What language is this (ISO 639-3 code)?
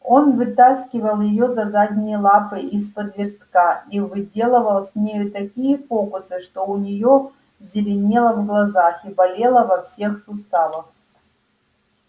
rus